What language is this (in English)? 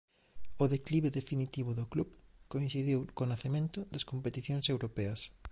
Galician